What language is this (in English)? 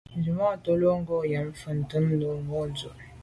Medumba